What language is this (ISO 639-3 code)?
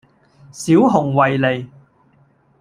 yue